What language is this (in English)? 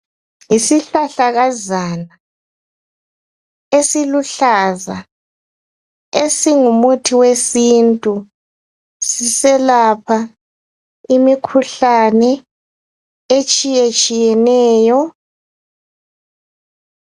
North Ndebele